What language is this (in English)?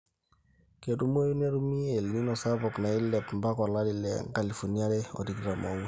Masai